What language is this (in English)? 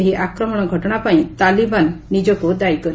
Odia